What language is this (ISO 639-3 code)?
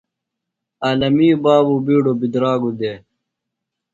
phl